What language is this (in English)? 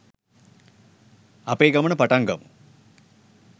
Sinhala